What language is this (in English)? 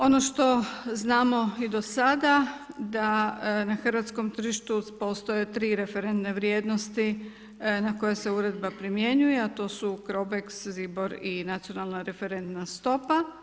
Croatian